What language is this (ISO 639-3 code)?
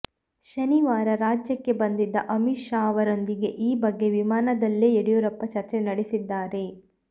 kan